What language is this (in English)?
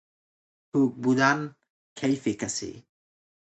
Persian